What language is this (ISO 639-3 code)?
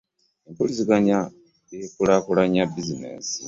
lug